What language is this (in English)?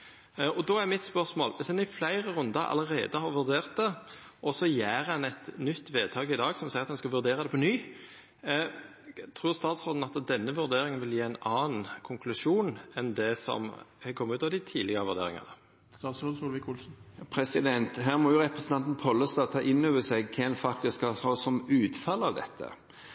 Norwegian